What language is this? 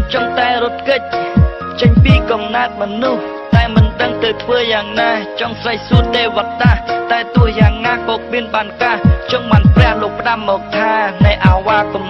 Vietnamese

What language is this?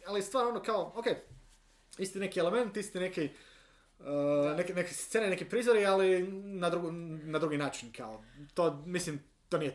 Croatian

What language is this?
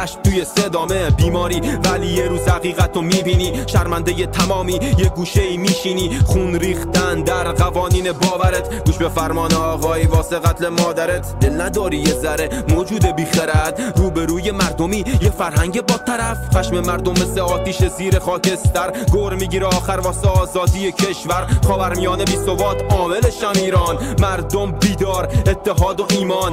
Persian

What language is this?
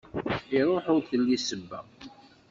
Kabyle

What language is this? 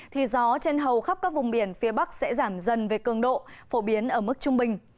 Vietnamese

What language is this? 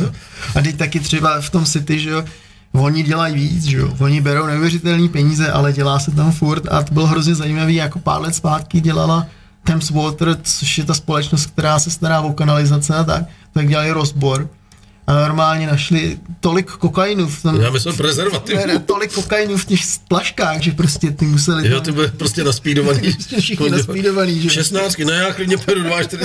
Czech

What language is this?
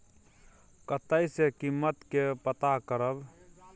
Maithili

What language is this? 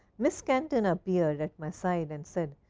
English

